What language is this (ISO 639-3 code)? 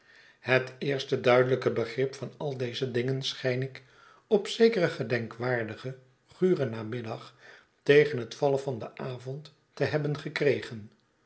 nld